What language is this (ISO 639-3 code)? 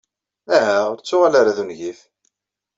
kab